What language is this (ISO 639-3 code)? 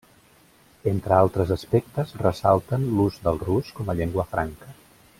cat